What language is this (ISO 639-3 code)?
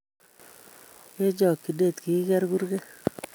kln